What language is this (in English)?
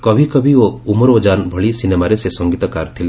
Odia